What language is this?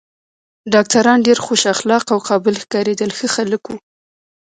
Pashto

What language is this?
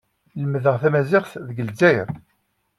Kabyle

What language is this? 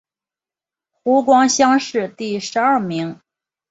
Chinese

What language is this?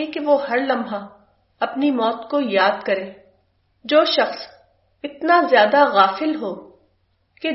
Urdu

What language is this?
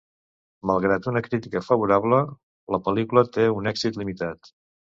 Catalan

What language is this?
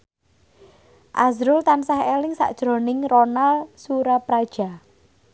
Javanese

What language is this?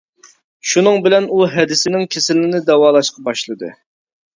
Uyghur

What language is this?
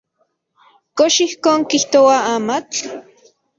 Central Puebla Nahuatl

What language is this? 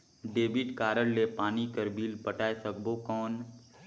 Chhattisgarhi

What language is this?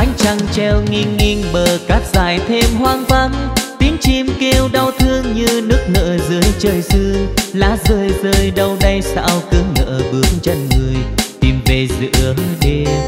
Vietnamese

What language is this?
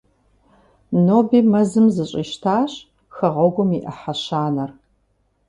Kabardian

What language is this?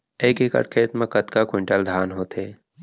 Chhattisgarhi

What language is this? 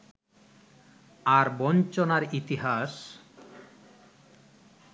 Bangla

